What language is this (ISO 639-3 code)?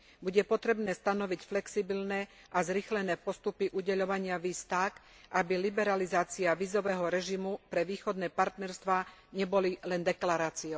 slk